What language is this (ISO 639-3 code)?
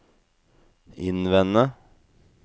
nor